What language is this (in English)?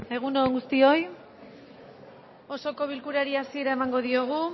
Basque